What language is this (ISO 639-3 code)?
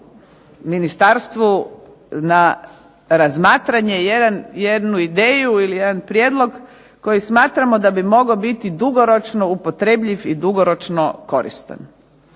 hrv